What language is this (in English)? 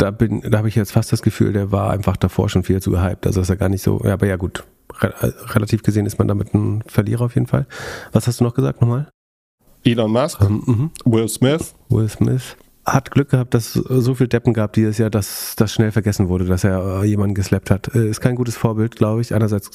German